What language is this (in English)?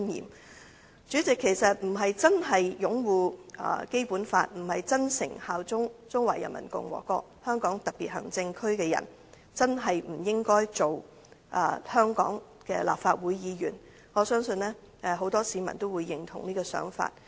Cantonese